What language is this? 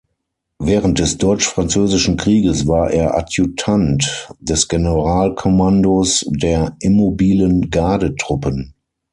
German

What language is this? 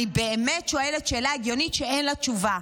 Hebrew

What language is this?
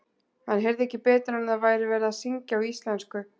Icelandic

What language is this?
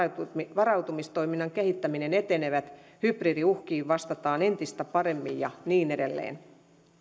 Finnish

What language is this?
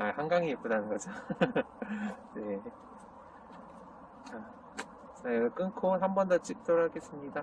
Korean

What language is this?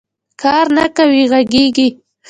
Pashto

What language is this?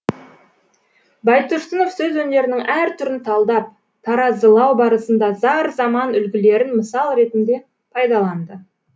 Kazakh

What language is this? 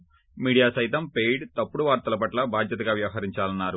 Telugu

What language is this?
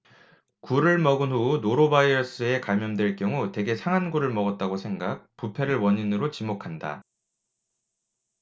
Korean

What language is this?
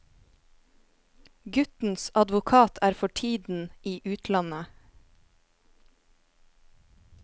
Norwegian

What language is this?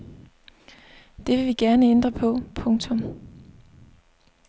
Danish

